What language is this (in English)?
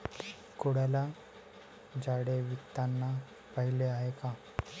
Marathi